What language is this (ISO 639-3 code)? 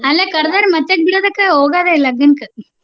kan